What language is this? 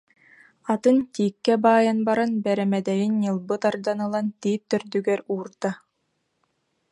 Yakut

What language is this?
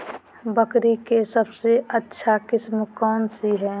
Magahi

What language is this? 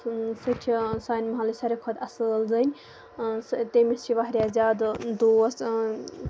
Kashmiri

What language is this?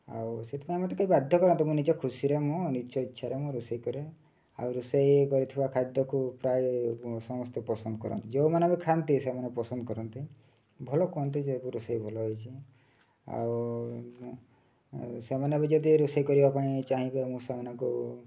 Odia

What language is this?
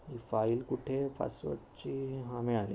Marathi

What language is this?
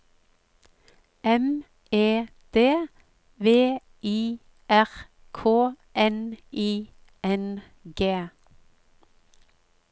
Norwegian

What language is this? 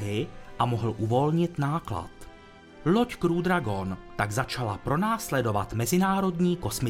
Czech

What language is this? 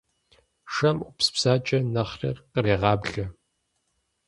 Kabardian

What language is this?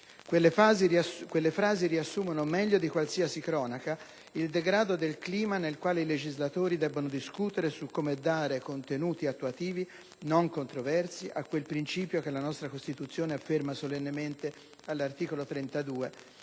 Italian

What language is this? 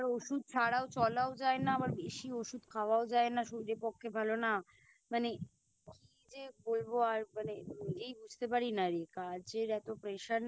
Bangla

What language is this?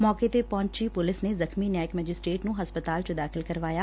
Punjabi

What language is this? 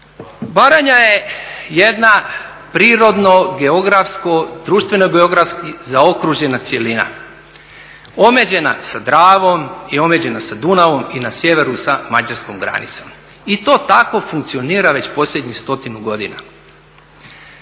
Croatian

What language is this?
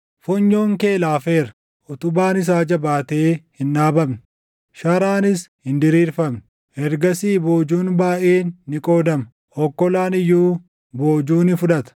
Oromo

